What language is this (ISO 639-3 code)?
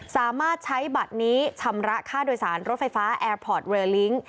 tha